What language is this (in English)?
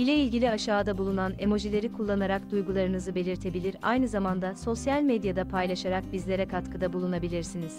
Turkish